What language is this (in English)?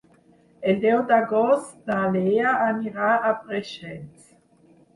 Catalan